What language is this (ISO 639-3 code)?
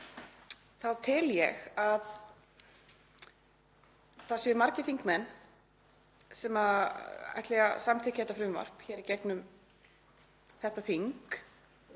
isl